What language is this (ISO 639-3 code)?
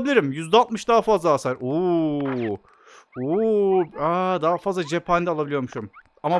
tur